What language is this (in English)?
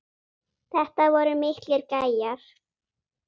Icelandic